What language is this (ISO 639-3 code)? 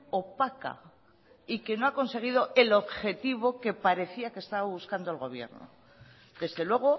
spa